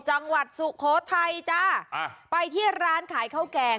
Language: Thai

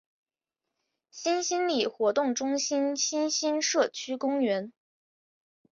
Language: Chinese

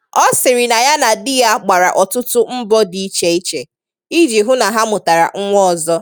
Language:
Igbo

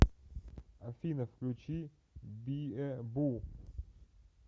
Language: Russian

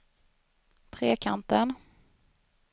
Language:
Swedish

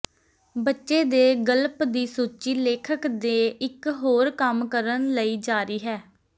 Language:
Punjabi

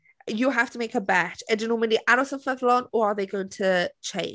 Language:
Welsh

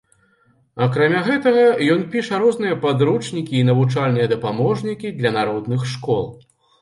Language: Belarusian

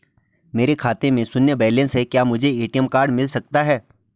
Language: Hindi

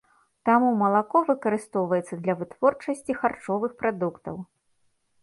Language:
Belarusian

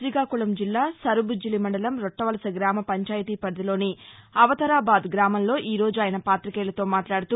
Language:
Telugu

